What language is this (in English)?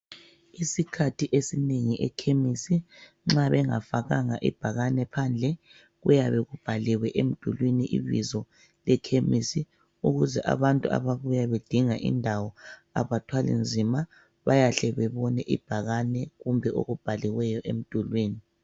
North Ndebele